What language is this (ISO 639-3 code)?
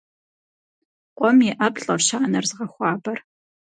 kbd